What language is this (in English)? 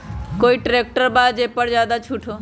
Magahi